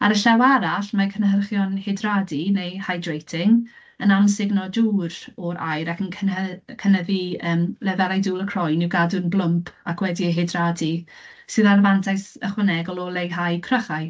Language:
Welsh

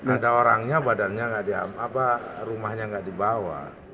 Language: Indonesian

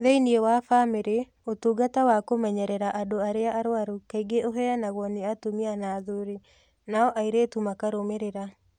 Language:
Kikuyu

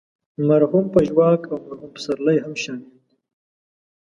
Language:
Pashto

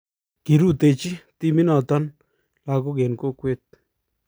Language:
Kalenjin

